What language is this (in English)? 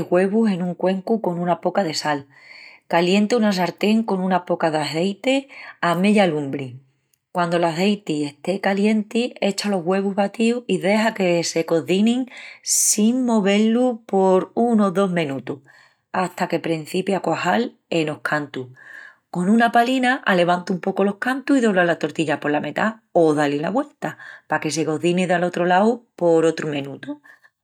Extremaduran